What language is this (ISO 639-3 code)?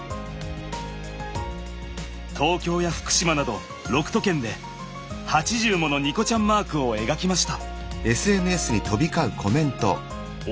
jpn